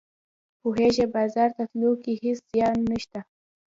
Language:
Pashto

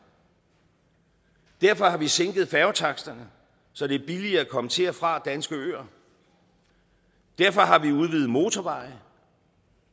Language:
Danish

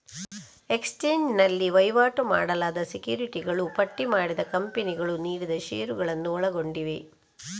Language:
Kannada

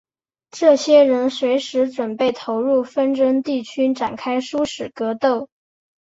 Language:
Chinese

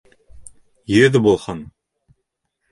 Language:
Bashkir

